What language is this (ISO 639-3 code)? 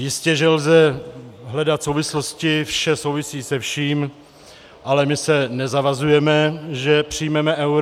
ces